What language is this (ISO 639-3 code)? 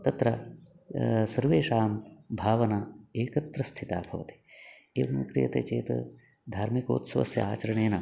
san